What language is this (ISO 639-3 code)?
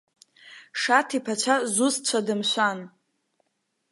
abk